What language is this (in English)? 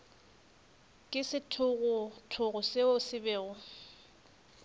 Northern Sotho